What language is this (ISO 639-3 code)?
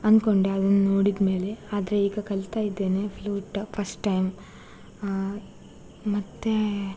kan